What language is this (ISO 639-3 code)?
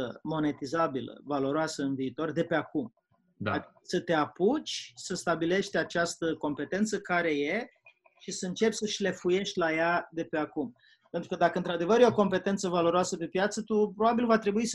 ron